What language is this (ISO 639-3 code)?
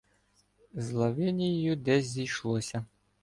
ukr